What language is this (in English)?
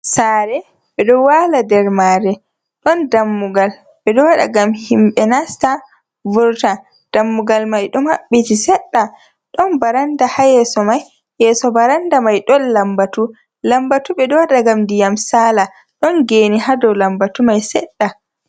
Fula